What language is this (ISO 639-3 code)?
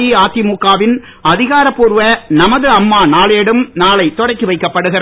tam